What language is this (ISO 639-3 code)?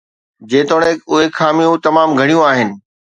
snd